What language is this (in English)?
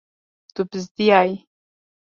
Kurdish